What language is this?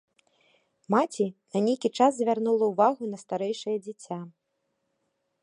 Belarusian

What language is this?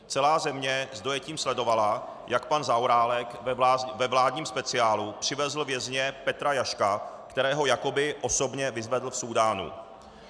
Czech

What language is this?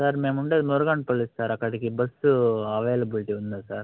Telugu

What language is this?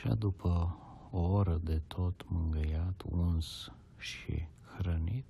Romanian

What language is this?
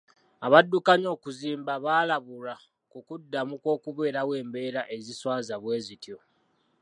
Ganda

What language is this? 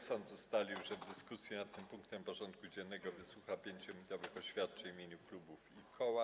Polish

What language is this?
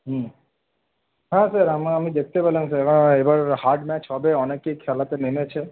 Bangla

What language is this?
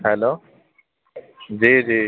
Urdu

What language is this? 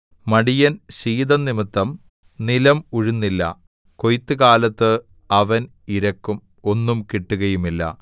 Malayalam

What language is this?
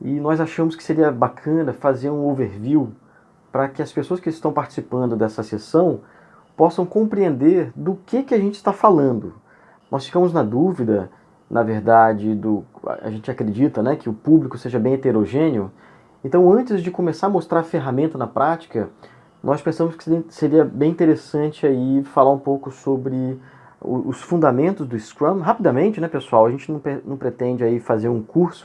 Portuguese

